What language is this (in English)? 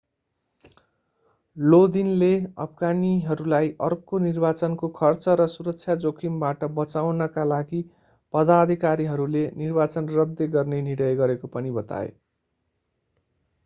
Nepali